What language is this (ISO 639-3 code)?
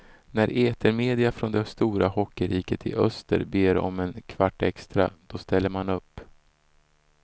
swe